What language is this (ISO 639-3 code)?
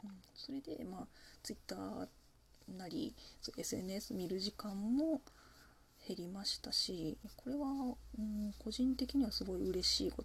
jpn